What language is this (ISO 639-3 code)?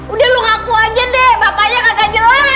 ind